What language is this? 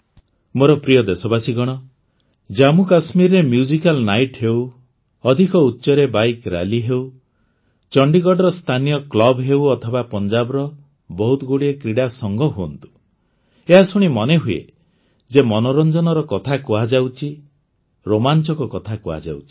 Odia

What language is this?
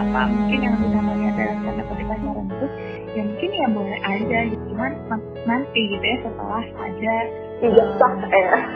Indonesian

